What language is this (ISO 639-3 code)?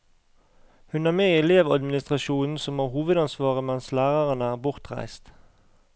nor